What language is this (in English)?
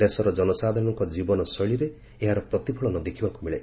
Odia